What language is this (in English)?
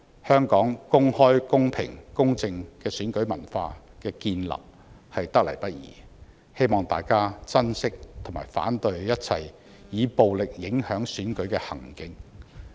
Cantonese